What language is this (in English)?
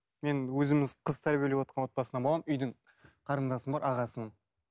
Kazakh